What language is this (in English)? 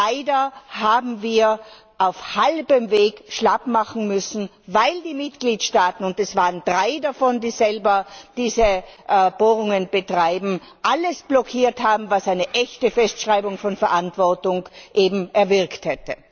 German